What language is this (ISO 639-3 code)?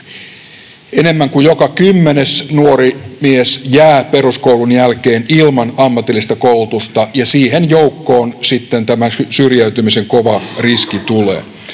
fin